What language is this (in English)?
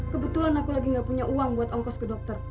Indonesian